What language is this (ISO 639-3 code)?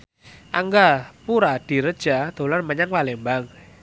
jav